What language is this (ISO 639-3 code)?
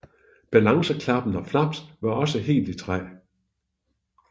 dan